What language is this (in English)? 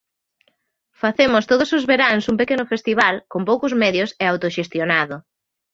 Galician